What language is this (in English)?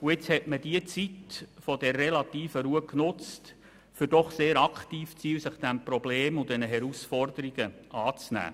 Swiss German